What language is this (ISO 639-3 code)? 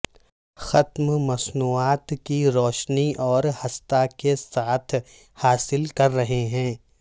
urd